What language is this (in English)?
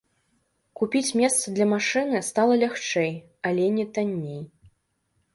Belarusian